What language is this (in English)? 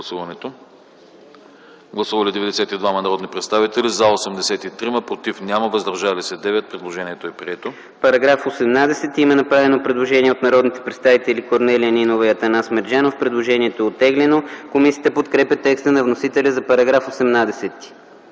Bulgarian